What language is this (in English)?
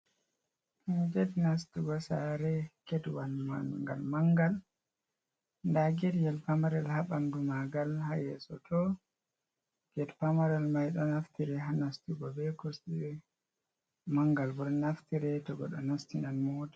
Fula